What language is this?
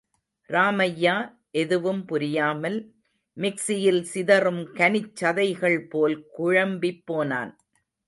Tamil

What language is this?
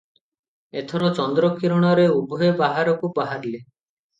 Odia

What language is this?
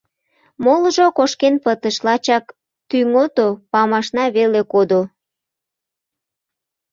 Mari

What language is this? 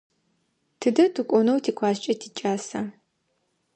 Adyghe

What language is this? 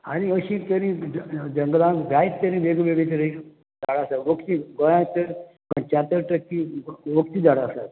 Konkani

